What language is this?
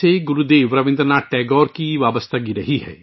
Urdu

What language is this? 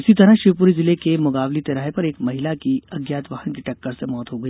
Hindi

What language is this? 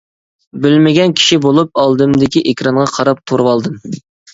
Uyghur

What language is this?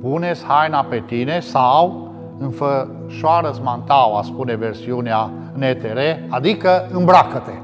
Romanian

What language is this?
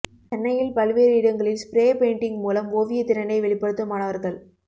Tamil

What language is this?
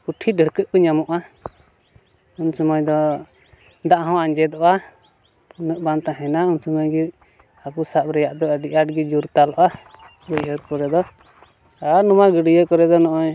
Santali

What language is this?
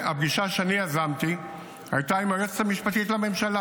Hebrew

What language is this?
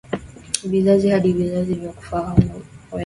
Swahili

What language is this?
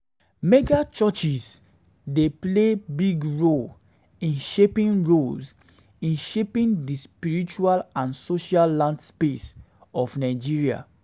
Nigerian Pidgin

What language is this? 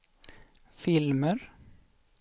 Swedish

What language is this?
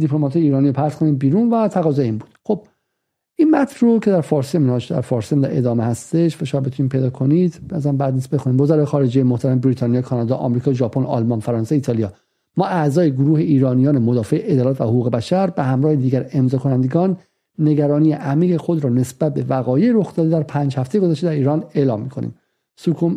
Persian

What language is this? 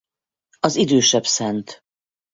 Hungarian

